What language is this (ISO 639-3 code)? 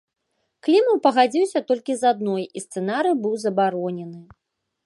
bel